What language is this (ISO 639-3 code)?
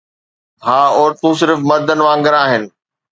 snd